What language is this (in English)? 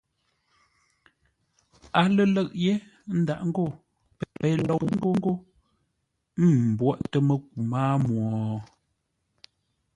Ngombale